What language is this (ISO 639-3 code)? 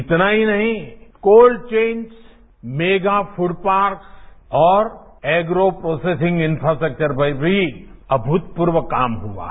hin